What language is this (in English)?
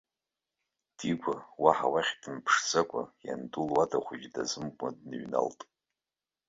Abkhazian